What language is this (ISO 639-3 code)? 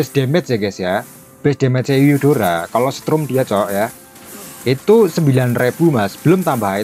ind